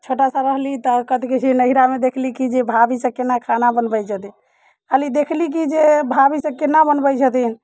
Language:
Maithili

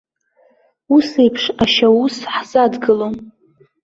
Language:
Abkhazian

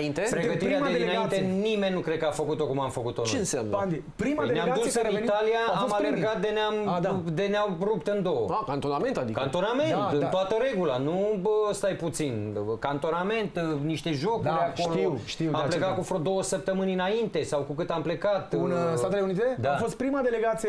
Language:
Romanian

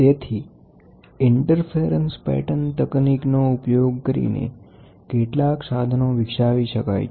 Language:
Gujarati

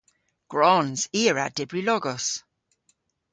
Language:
Cornish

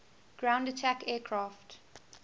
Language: English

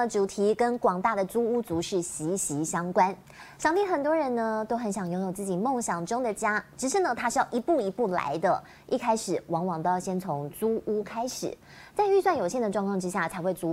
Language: Chinese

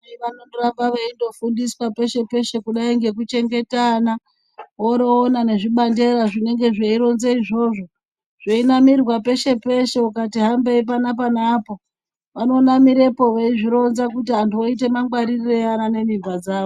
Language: Ndau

